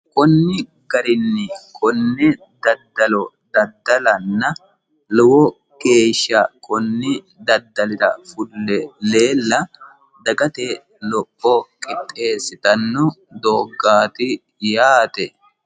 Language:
Sidamo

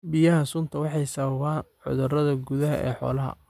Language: Somali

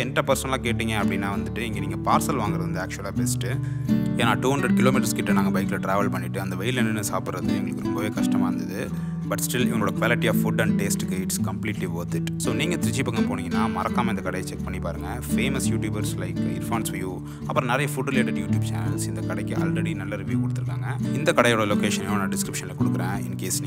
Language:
Romanian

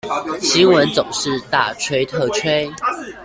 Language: Chinese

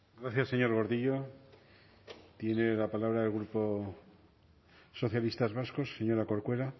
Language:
Spanish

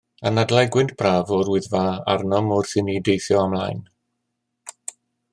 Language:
Welsh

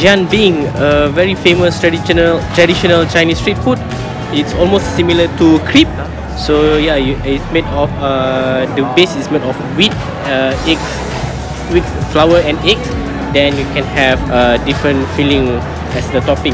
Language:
English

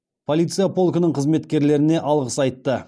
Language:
Kazakh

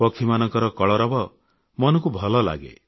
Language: Odia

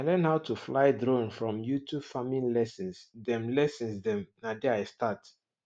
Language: Nigerian Pidgin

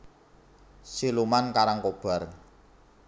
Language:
Javanese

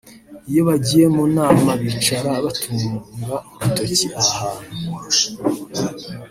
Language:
Kinyarwanda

